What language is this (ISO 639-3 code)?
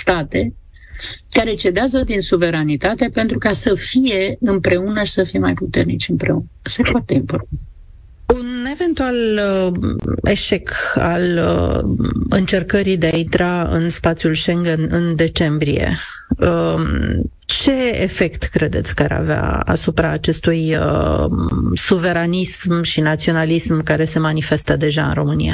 ron